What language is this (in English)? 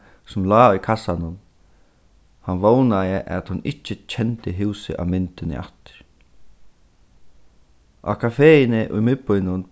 Faroese